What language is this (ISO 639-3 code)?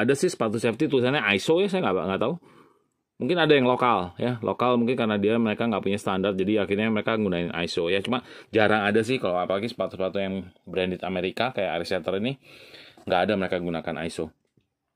ind